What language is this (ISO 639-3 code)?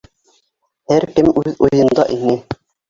bak